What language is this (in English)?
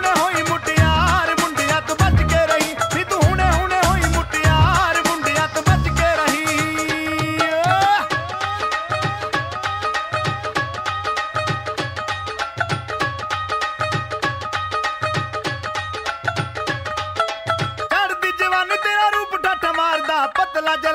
Arabic